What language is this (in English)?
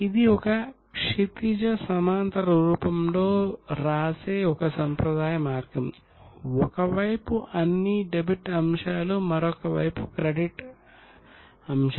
Telugu